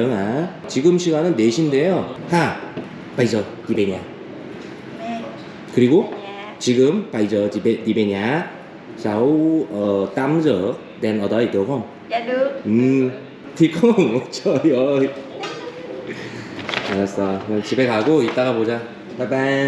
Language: Korean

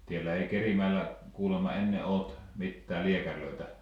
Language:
Finnish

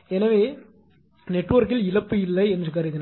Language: Tamil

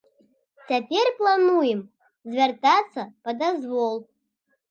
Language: Belarusian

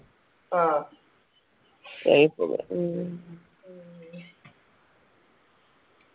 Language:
Malayalam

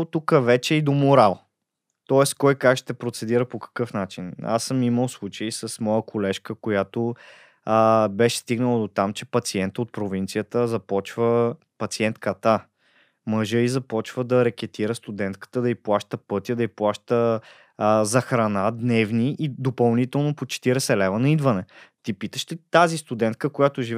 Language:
Bulgarian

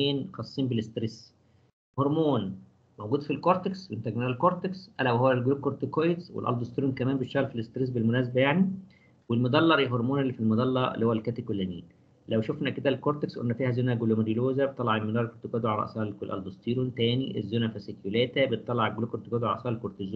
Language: Arabic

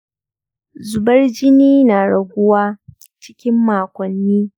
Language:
Hausa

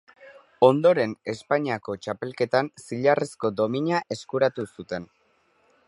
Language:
Basque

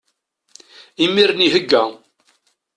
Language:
Kabyle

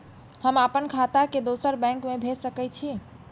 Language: Maithili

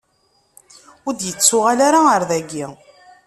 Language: Kabyle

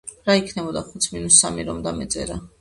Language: Georgian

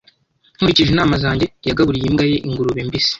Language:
Kinyarwanda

